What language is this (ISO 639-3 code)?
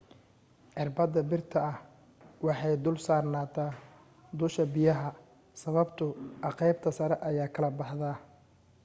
som